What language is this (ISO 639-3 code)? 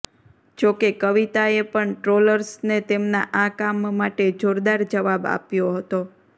guj